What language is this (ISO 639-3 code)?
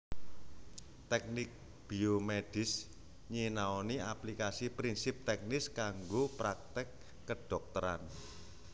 jav